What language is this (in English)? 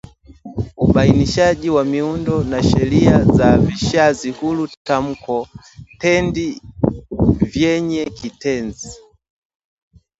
Swahili